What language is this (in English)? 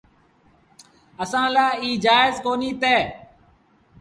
Sindhi Bhil